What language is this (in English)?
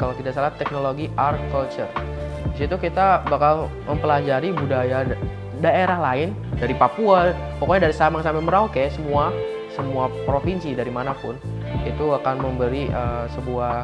Indonesian